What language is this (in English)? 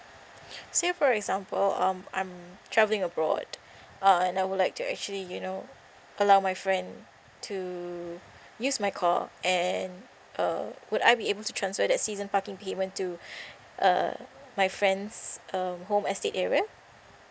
English